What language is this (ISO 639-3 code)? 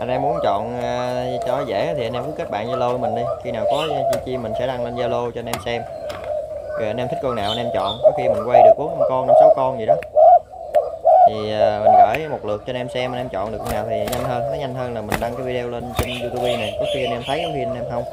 vie